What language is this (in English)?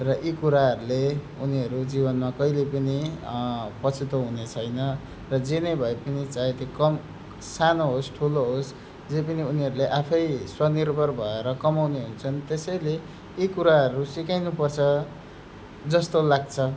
Nepali